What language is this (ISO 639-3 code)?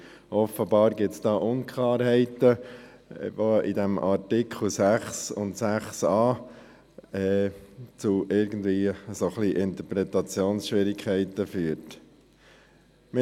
gsw